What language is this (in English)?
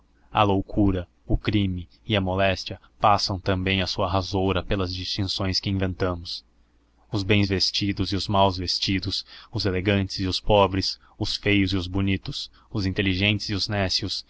Portuguese